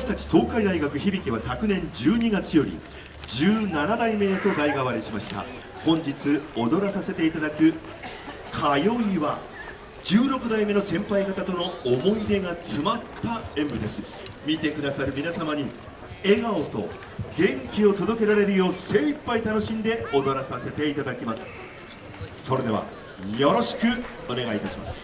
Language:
Japanese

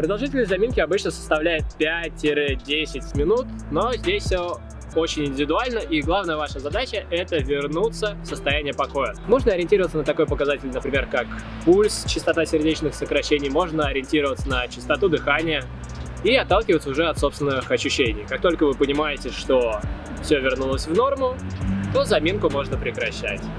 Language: Russian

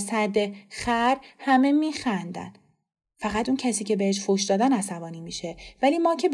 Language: Persian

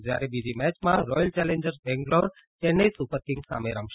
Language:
Gujarati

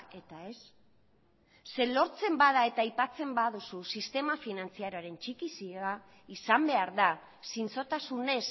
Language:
Basque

